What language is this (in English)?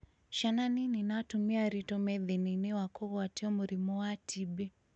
Kikuyu